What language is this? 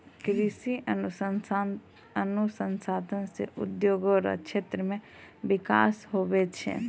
Maithili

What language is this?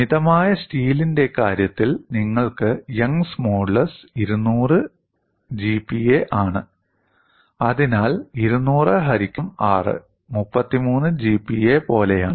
Malayalam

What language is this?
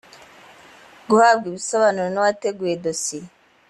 Kinyarwanda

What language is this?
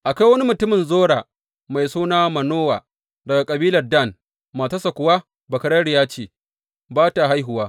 Hausa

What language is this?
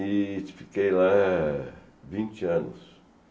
Portuguese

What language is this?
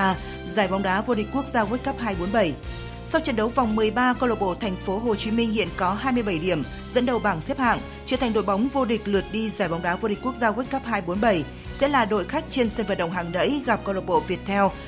Vietnamese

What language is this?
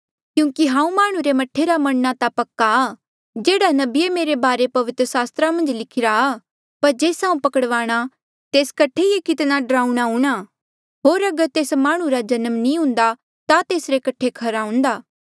Mandeali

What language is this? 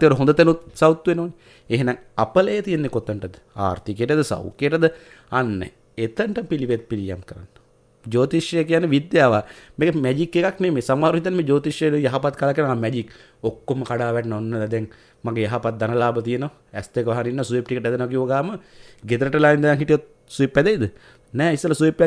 Indonesian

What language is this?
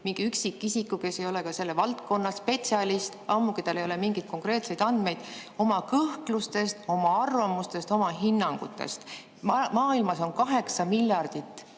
Estonian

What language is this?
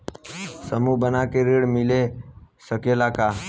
Bhojpuri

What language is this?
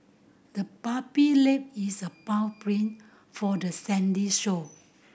English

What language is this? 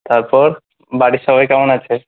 Bangla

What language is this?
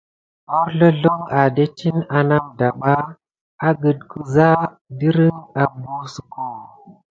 Gidar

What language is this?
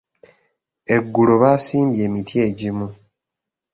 Ganda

